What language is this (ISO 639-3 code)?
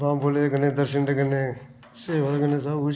doi